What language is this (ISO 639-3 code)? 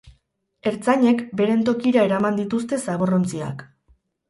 eus